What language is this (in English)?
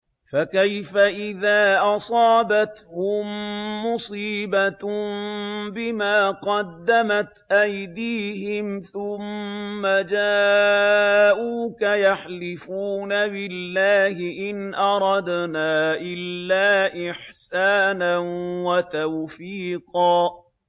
Arabic